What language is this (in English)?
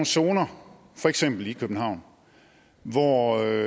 Danish